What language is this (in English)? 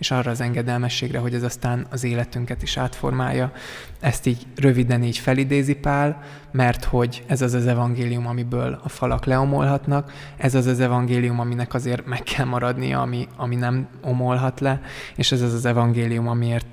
Hungarian